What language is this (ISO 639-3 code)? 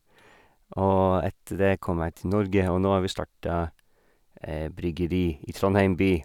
nor